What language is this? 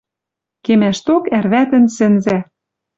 Western Mari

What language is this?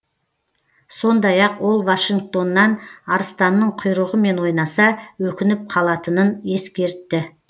Kazakh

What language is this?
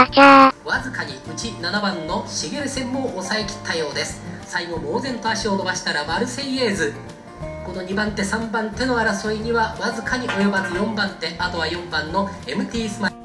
Japanese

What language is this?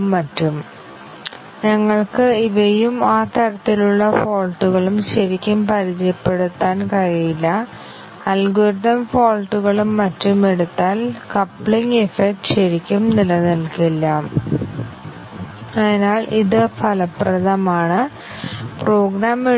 Malayalam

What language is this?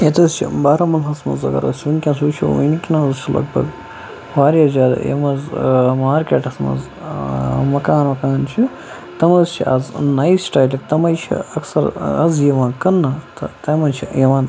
Kashmiri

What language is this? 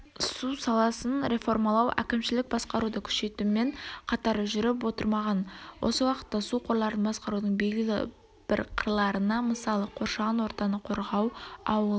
Kazakh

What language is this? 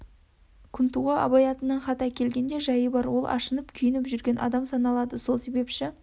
Kazakh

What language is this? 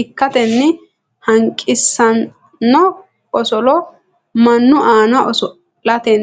Sidamo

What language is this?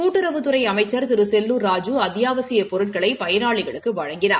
Tamil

